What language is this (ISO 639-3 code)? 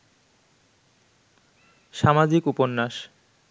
ben